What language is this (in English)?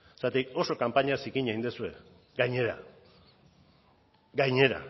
Basque